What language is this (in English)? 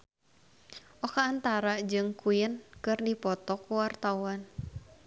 Sundanese